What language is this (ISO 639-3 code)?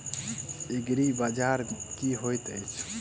mai